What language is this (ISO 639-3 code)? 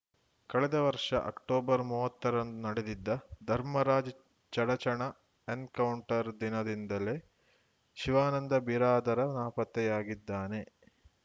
kan